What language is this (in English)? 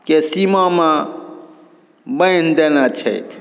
Maithili